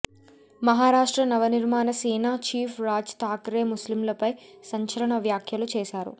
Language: Telugu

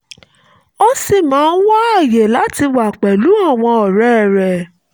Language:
Yoruba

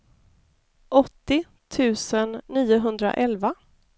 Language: Swedish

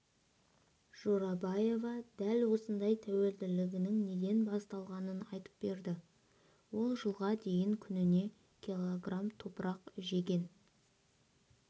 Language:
Kazakh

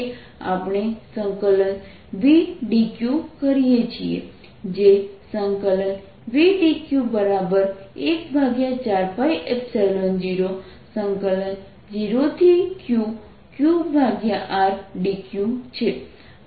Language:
Gujarati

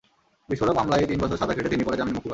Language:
Bangla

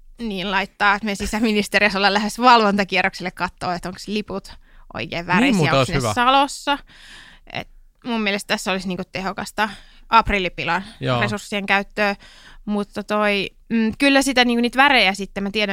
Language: Finnish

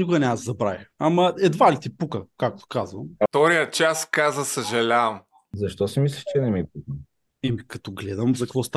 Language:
Bulgarian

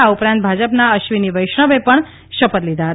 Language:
Gujarati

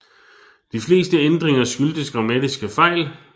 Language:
Danish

